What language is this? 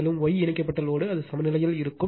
Tamil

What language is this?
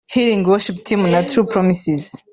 Kinyarwanda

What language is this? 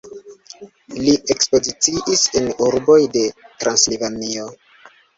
Esperanto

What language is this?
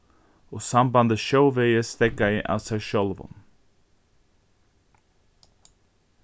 Faroese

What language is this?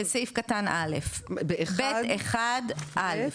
Hebrew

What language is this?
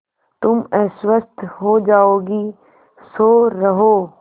Hindi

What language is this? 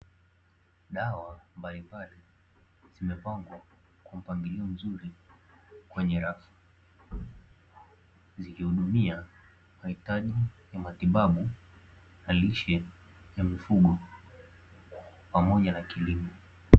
Swahili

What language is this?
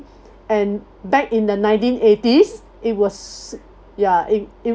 English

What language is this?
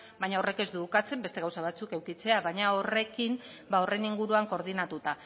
Basque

